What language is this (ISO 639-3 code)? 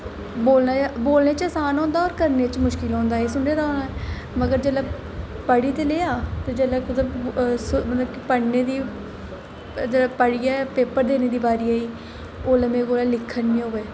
doi